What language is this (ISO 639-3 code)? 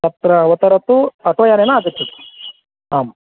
san